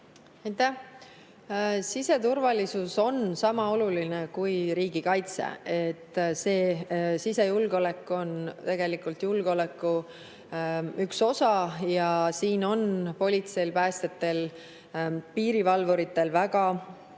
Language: Estonian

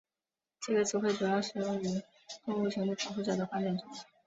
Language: Chinese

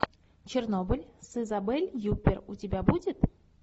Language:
Russian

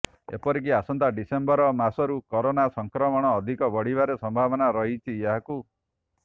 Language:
Odia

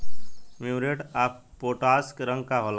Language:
Bhojpuri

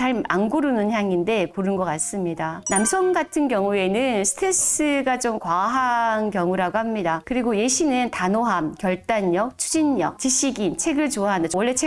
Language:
Korean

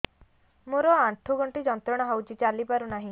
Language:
Odia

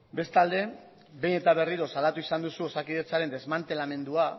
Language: Basque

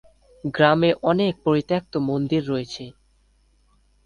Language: Bangla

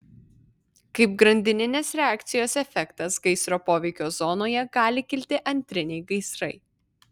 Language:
Lithuanian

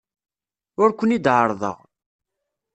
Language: Kabyle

